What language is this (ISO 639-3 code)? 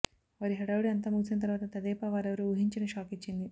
tel